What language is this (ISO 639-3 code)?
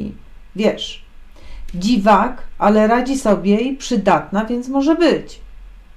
pol